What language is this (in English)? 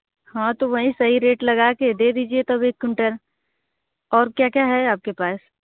Hindi